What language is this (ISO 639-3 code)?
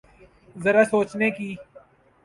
urd